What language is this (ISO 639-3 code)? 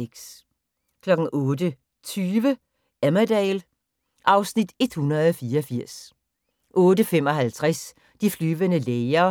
dan